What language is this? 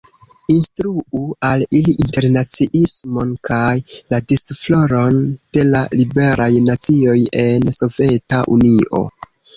Esperanto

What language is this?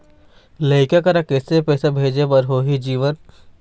Chhattisgarhi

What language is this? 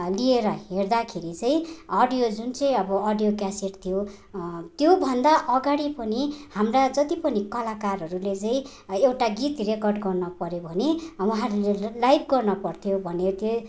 Nepali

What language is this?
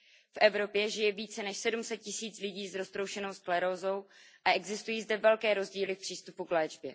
Czech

